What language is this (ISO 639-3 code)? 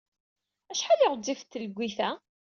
kab